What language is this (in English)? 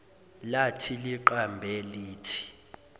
Zulu